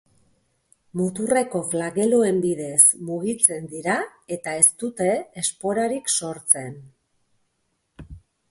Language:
Basque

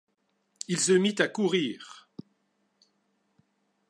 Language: French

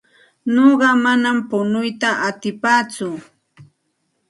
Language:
Santa Ana de Tusi Pasco Quechua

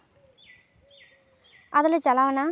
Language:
Santali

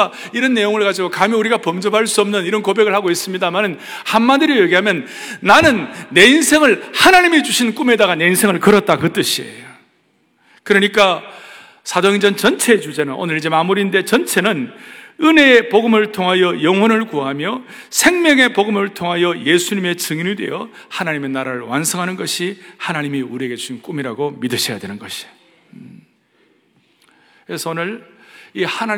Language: Korean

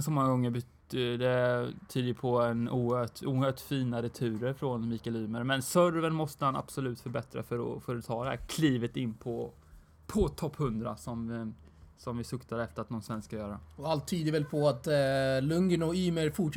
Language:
Swedish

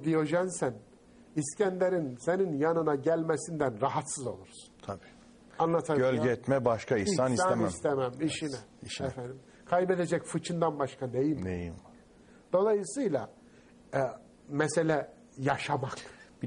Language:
Turkish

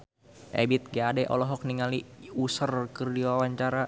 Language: Sundanese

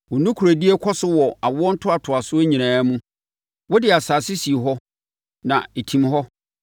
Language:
Akan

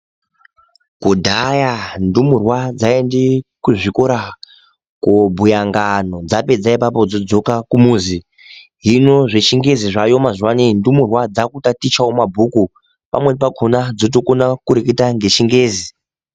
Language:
Ndau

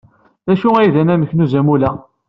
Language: Kabyle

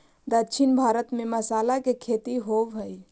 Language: Magahi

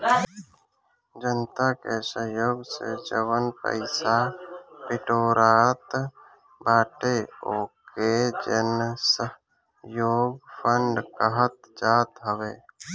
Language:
Bhojpuri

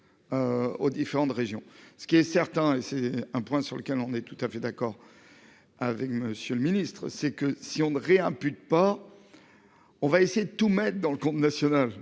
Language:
French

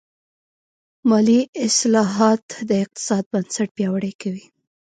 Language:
Pashto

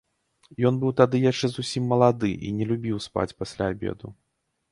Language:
Belarusian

